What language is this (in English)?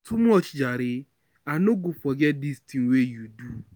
Nigerian Pidgin